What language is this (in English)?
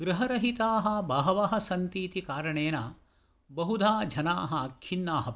Sanskrit